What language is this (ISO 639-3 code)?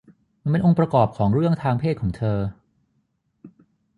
tha